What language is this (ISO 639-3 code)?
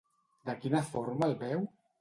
cat